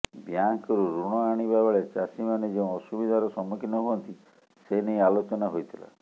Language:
Odia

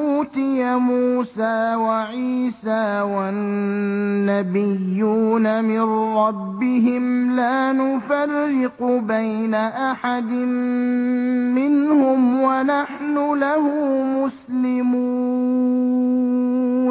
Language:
Arabic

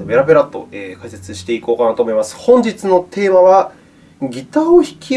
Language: Japanese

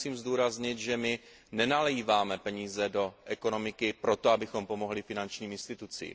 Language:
Czech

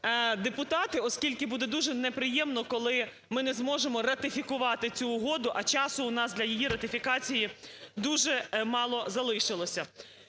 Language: Ukrainian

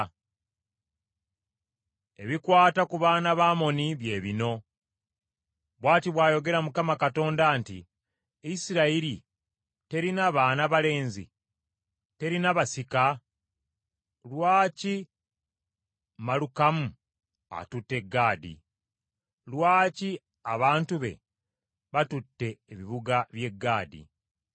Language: Ganda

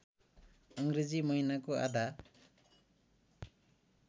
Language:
Nepali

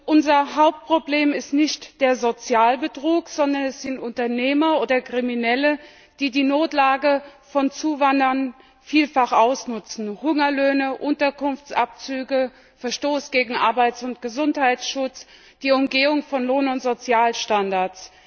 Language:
German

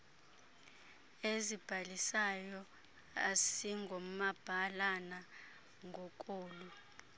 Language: Xhosa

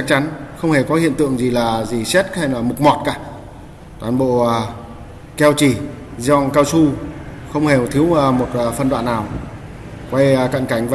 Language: Vietnamese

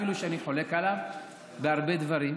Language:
Hebrew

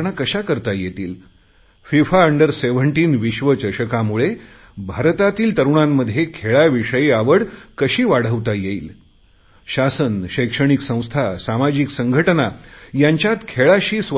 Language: Marathi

